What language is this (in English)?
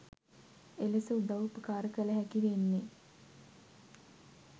Sinhala